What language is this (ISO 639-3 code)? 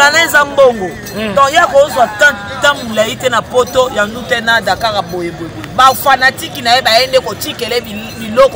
fra